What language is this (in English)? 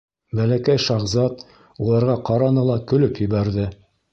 Bashkir